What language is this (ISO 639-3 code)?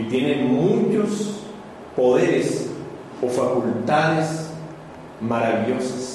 spa